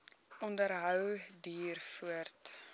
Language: Afrikaans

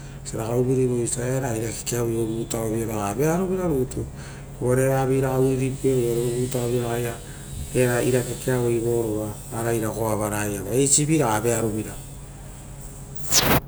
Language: Rotokas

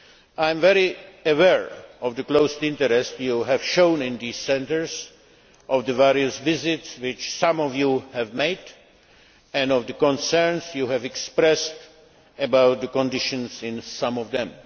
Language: English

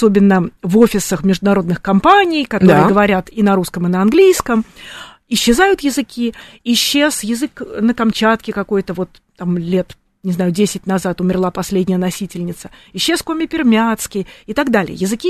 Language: Russian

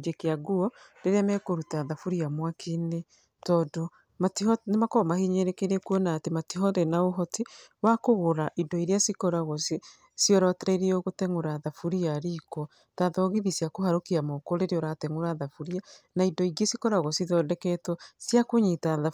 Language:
Kikuyu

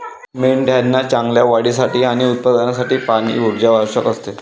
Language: Marathi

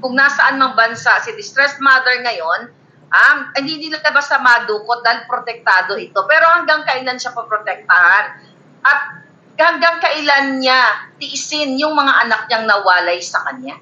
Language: Filipino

